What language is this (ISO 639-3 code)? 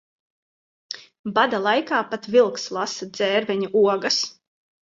lav